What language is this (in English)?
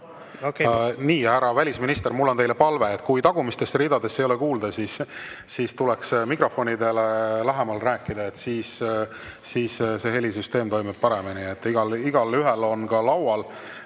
Estonian